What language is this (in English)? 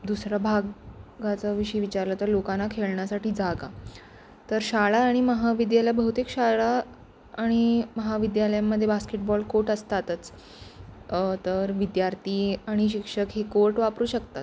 Marathi